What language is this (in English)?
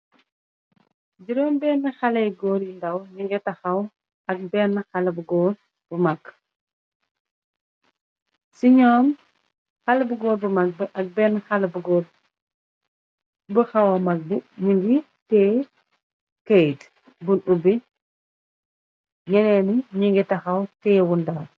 Wolof